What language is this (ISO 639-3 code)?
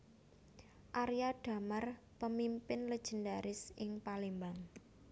jav